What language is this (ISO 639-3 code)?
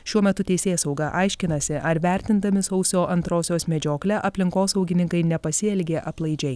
lit